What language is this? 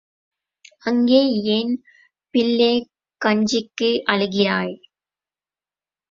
Tamil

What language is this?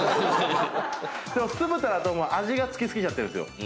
Japanese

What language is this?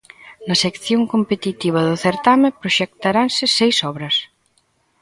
Galician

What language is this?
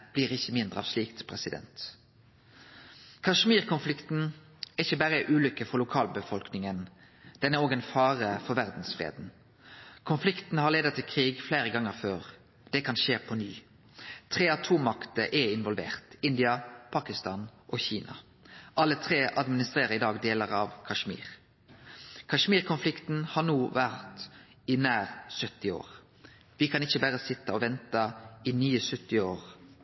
Norwegian Nynorsk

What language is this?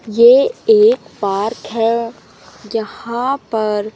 Hindi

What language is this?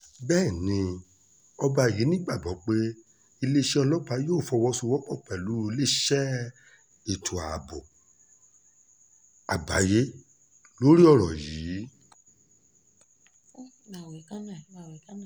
Yoruba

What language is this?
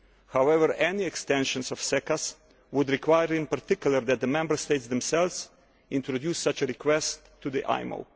English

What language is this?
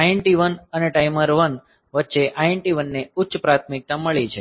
Gujarati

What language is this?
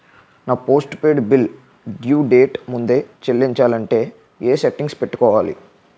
Telugu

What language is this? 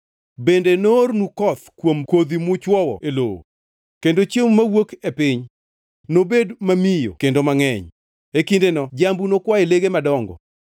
Luo (Kenya and Tanzania)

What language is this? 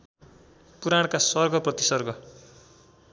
Nepali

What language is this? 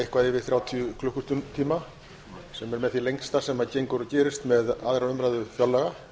Icelandic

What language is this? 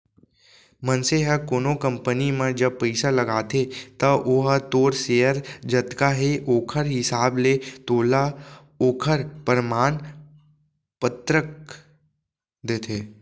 Chhattisgarhi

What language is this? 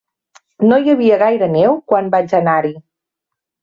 Catalan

